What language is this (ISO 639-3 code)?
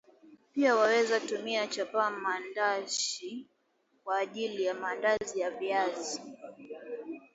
swa